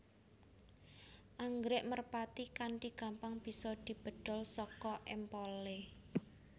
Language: Javanese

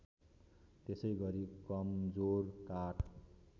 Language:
Nepali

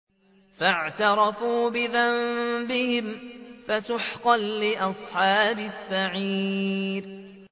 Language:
Arabic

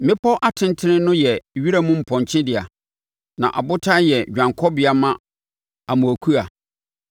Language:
Akan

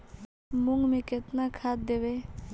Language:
Magahi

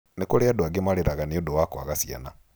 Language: Kikuyu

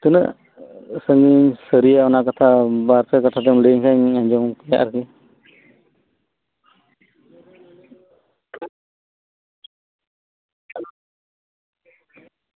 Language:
Santali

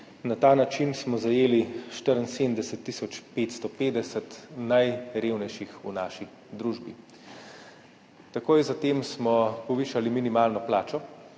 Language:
Slovenian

